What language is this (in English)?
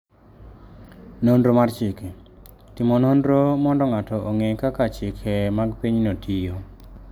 Luo (Kenya and Tanzania)